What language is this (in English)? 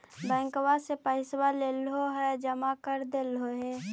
Magahi